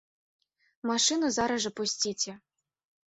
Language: Belarusian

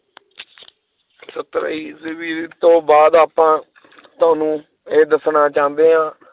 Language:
Punjabi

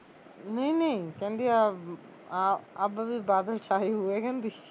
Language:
Punjabi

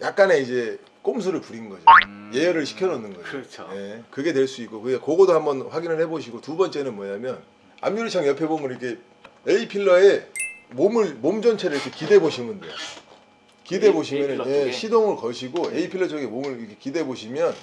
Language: Korean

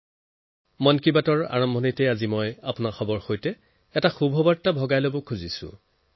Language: Assamese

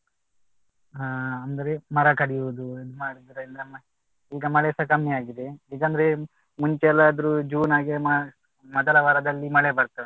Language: Kannada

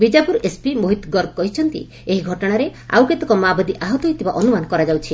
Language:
Odia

